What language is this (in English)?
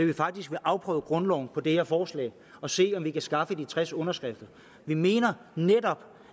Danish